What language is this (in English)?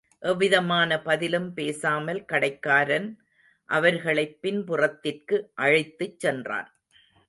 Tamil